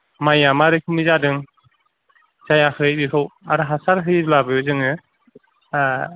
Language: Bodo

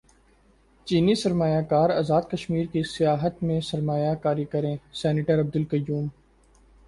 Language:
Urdu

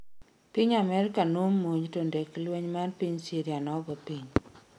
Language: Luo (Kenya and Tanzania)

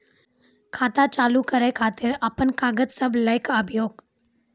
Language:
Maithili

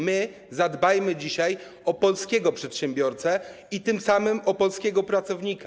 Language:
Polish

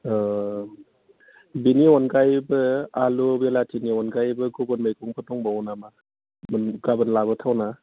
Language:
Bodo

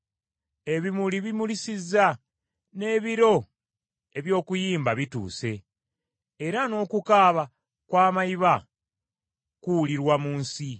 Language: Ganda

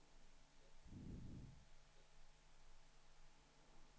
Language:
Swedish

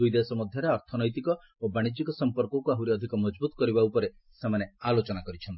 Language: Odia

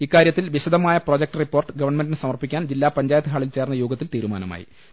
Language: Malayalam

